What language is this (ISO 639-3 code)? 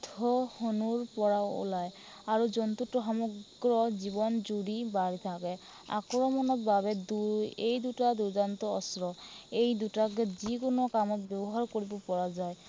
asm